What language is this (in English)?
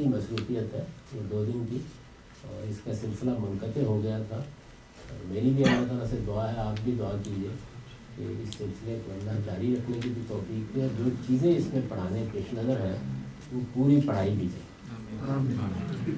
Urdu